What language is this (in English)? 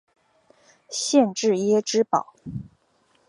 Chinese